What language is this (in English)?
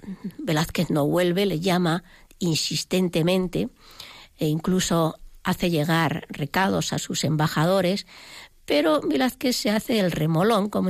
Spanish